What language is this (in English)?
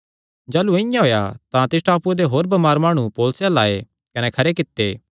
Kangri